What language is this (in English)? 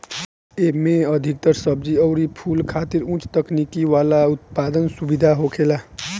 Bhojpuri